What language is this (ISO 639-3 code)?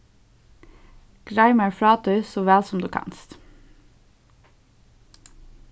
fao